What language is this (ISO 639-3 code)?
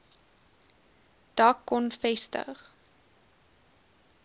afr